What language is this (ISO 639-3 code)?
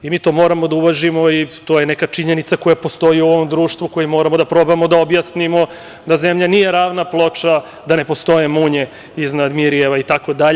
srp